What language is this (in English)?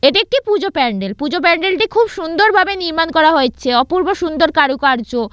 Bangla